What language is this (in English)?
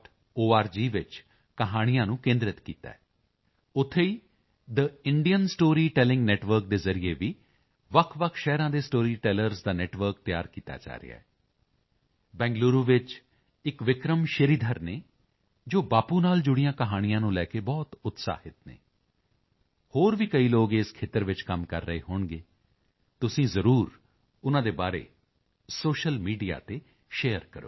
Punjabi